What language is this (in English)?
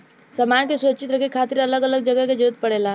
Bhojpuri